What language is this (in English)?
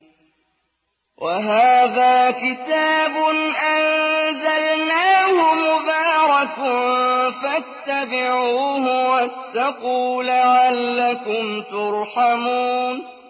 Arabic